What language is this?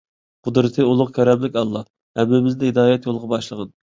Uyghur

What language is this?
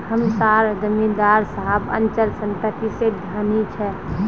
Magahi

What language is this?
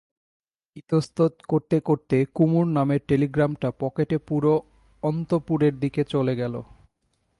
Bangla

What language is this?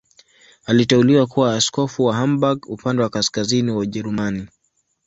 Swahili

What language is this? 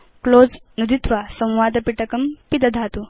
Sanskrit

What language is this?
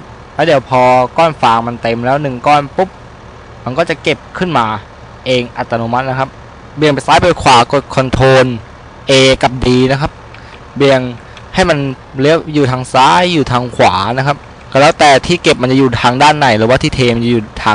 Thai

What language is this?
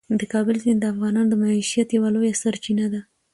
Pashto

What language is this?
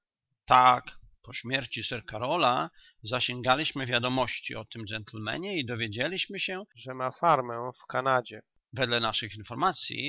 Polish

